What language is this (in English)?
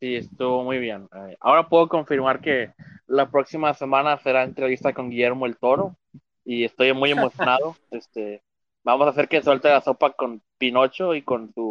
Spanish